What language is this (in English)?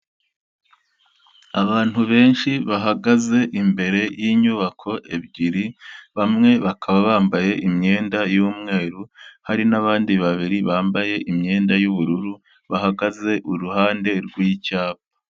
Kinyarwanda